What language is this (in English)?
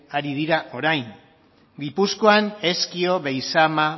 Basque